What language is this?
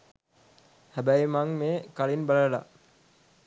Sinhala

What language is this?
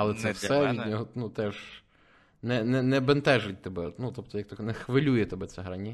Ukrainian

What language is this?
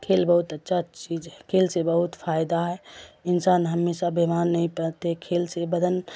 Urdu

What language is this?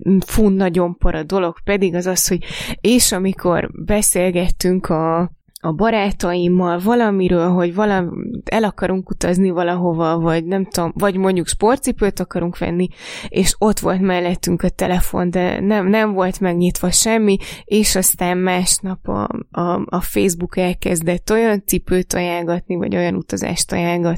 Hungarian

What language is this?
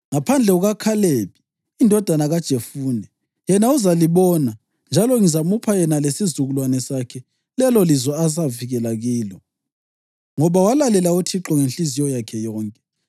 North Ndebele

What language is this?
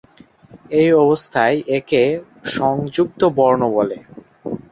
Bangla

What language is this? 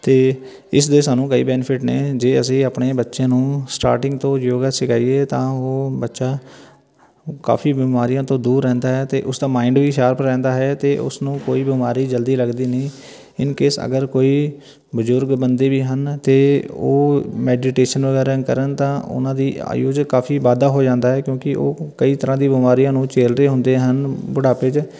Punjabi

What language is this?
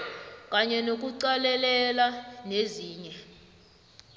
South Ndebele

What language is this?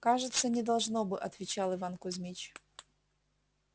Russian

